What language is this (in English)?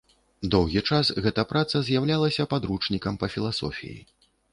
Belarusian